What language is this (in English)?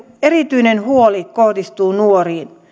Finnish